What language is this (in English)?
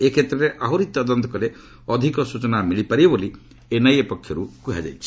Odia